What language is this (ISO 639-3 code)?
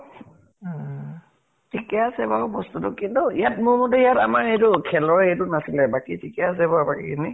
asm